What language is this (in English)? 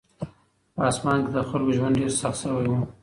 Pashto